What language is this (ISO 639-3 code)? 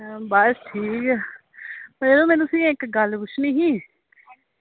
doi